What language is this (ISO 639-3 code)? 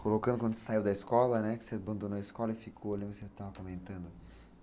por